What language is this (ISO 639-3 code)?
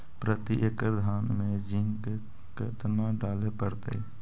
mag